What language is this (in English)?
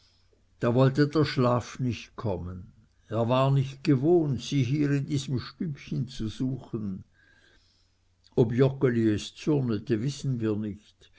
German